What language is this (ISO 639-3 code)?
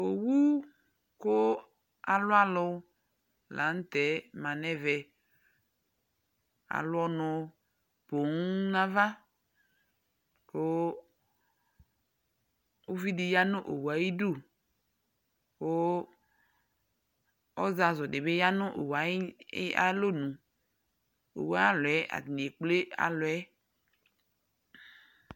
kpo